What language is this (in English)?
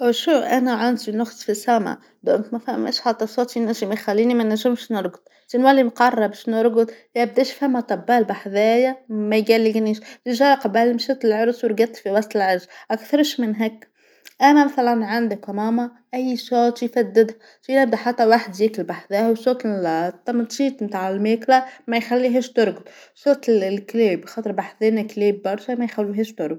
Tunisian Arabic